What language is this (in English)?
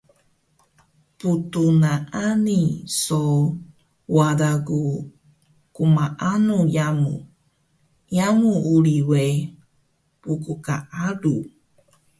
Taroko